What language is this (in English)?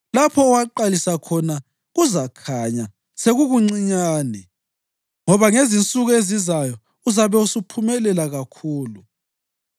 North Ndebele